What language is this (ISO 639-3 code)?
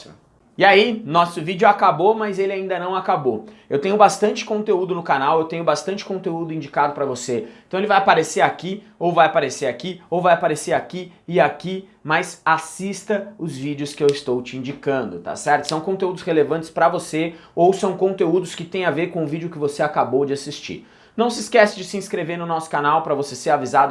por